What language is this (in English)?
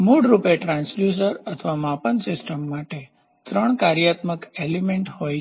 Gujarati